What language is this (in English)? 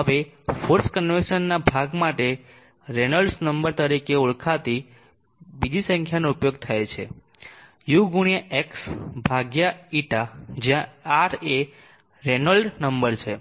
Gujarati